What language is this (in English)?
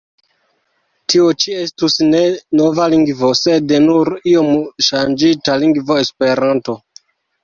Esperanto